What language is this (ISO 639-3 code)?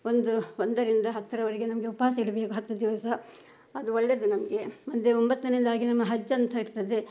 kan